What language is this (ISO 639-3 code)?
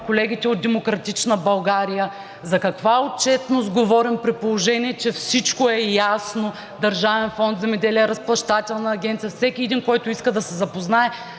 bul